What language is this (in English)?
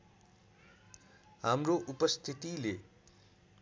Nepali